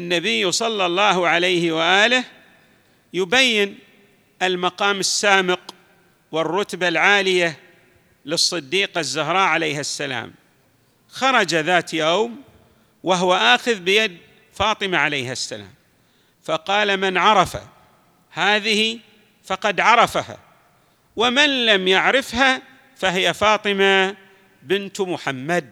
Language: Arabic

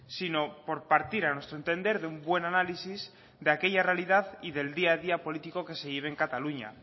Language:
Spanish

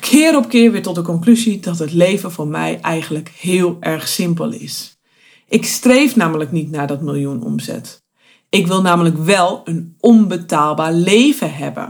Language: Dutch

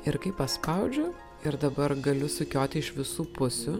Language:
Lithuanian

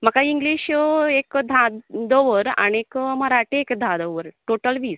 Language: Konkani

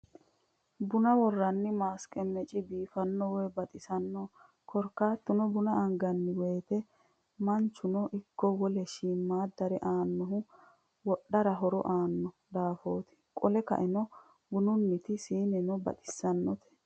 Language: Sidamo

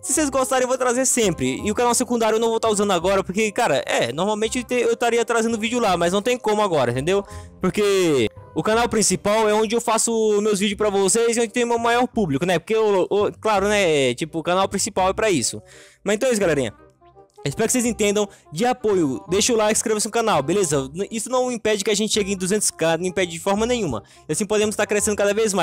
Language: Portuguese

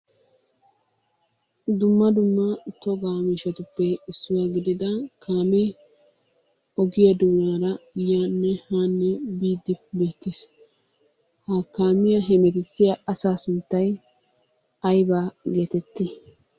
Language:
Wolaytta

